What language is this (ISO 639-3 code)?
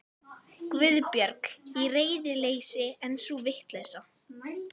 isl